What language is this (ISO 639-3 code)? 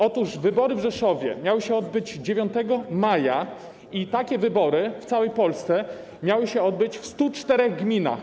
pol